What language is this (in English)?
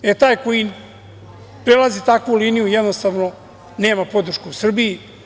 Serbian